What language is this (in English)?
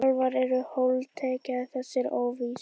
Icelandic